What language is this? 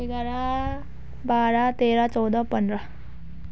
Nepali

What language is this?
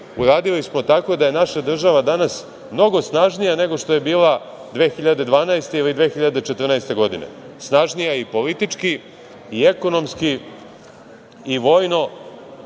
Serbian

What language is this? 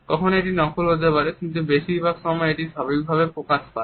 Bangla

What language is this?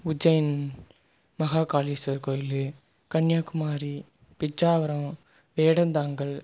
Tamil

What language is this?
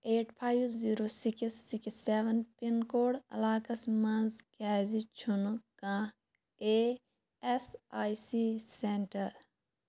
Kashmiri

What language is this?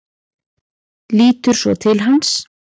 Icelandic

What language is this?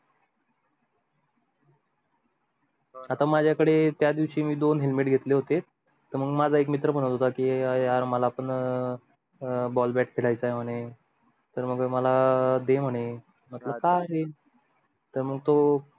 Marathi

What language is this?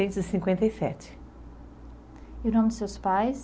Portuguese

